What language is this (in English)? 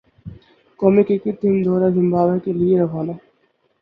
Urdu